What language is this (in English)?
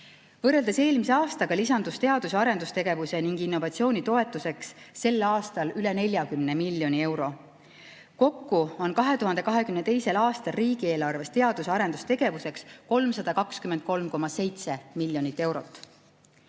Estonian